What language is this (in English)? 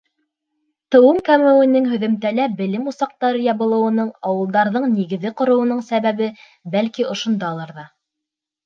Bashkir